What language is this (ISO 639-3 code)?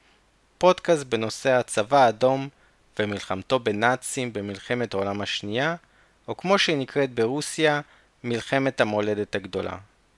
heb